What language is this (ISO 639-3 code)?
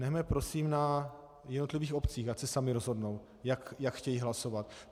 ces